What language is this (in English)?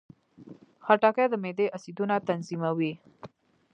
Pashto